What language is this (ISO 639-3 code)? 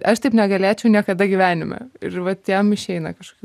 lit